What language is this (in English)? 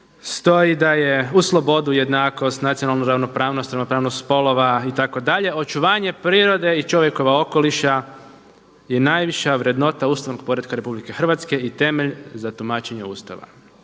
Croatian